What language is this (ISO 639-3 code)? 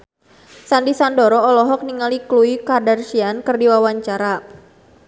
sun